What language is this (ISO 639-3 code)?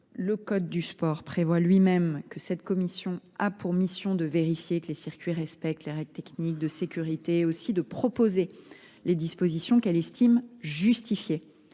fra